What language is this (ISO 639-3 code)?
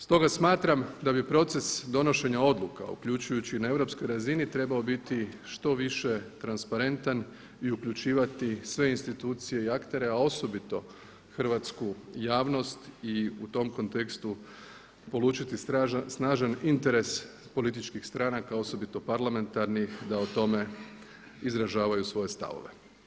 hrv